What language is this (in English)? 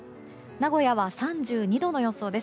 Japanese